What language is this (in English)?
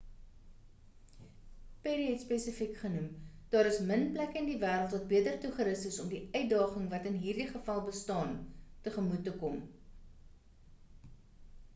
Afrikaans